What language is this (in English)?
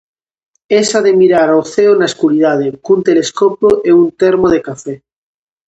Galician